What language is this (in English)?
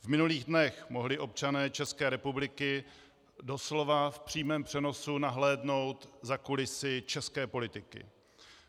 Czech